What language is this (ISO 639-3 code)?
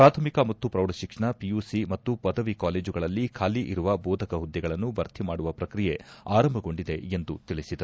kan